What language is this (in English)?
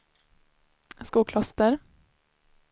Swedish